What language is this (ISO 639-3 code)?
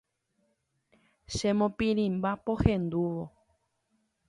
grn